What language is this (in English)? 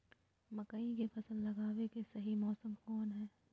Magahi